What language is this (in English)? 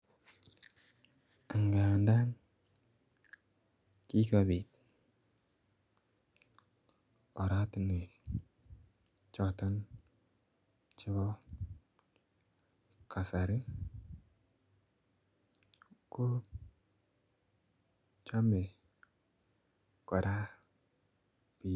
Kalenjin